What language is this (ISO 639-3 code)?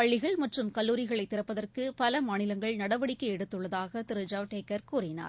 tam